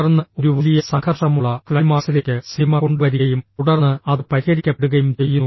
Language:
Malayalam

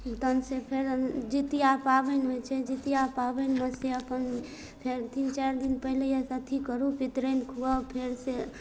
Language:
Maithili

